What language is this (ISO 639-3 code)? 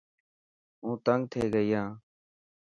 mki